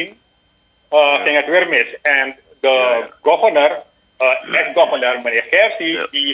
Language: Dutch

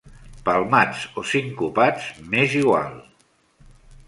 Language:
Catalan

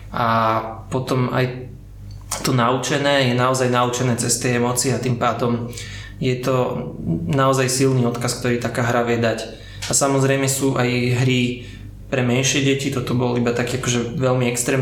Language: Slovak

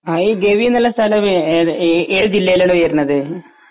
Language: Malayalam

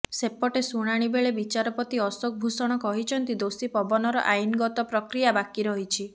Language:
Odia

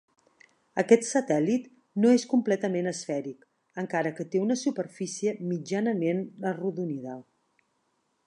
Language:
Catalan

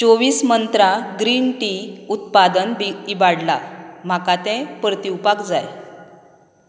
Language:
Konkani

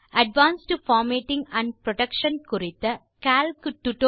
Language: Tamil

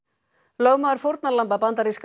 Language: Icelandic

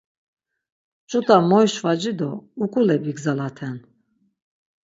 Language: Laz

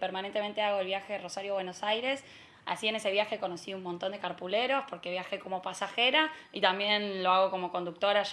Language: Spanish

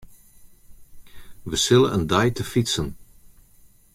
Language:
Western Frisian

